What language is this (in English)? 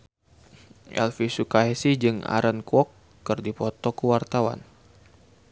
Sundanese